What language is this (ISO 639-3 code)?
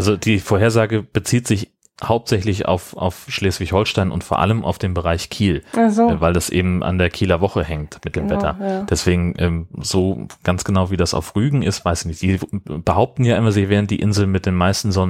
deu